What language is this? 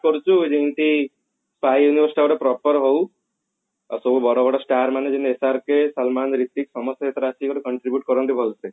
Odia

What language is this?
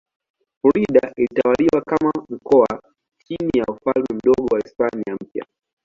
Swahili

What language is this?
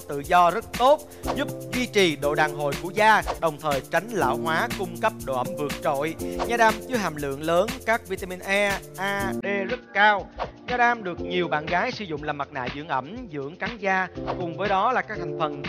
Vietnamese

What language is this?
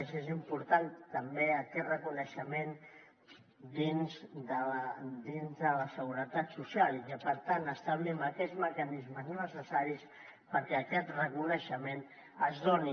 Catalan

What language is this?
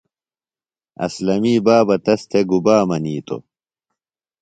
Phalura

